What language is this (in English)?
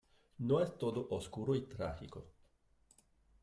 Spanish